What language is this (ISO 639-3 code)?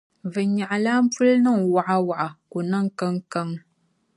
dag